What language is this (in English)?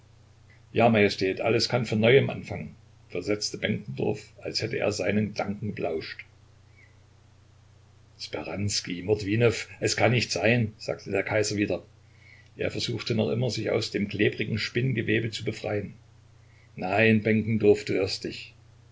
German